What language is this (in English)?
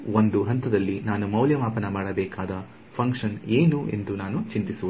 Kannada